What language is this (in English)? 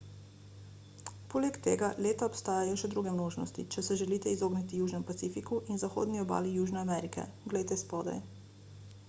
Slovenian